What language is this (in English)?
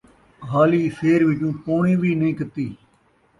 Saraiki